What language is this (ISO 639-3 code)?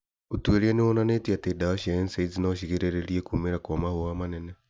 kik